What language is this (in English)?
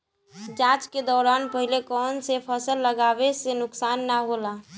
Bhojpuri